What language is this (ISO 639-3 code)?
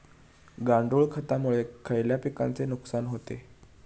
mar